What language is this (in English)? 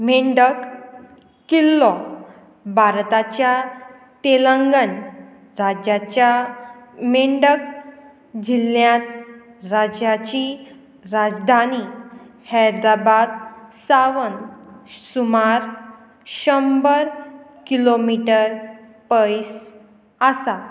Konkani